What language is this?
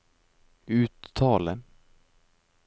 Norwegian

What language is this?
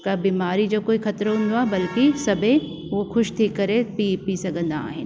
Sindhi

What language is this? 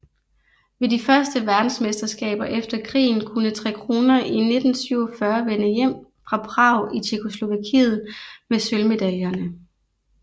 Danish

